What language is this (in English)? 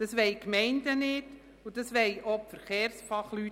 Swiss German